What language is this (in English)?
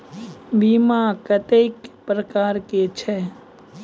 Maithili